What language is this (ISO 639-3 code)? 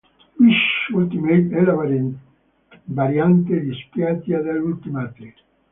ita